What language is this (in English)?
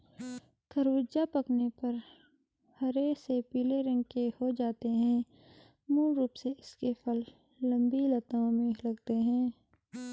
Hindi